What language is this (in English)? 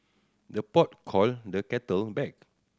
English